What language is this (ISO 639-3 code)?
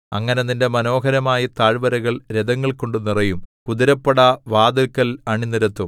mal